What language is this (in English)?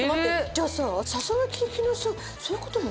Japanese